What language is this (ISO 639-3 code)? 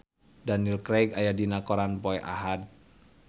sun